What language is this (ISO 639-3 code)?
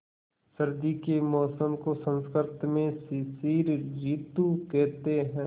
hin